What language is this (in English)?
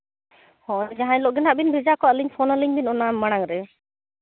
Santali